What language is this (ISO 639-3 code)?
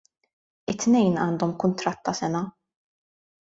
mlt